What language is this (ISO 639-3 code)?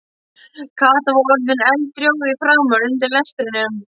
isl